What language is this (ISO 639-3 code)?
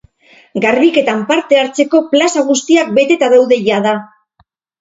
eus